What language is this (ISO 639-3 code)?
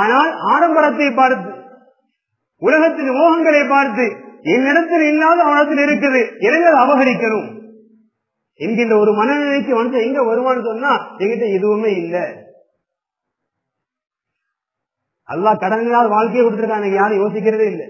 ara